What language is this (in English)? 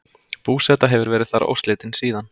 Icelandic